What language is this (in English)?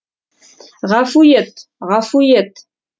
Kazakh